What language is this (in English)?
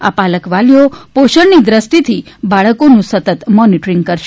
Gujarati